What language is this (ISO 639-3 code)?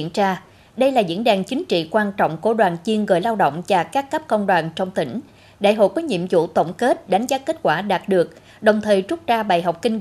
vie